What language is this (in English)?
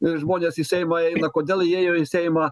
Lithuanian